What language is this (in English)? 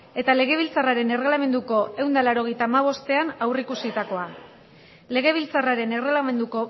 Basque